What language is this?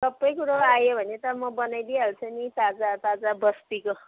Nepali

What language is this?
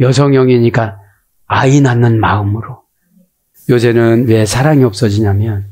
Korean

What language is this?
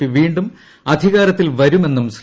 Malayalam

